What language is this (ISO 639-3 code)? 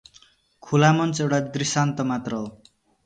nep